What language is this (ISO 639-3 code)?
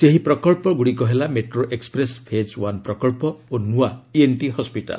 ori